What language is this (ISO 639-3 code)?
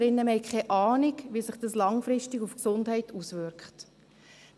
gsw